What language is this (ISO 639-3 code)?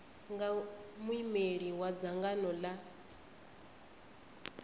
ven